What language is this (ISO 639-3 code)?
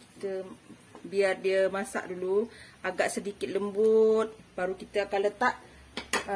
msa